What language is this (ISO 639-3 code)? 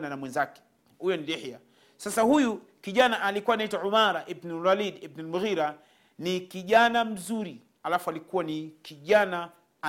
swa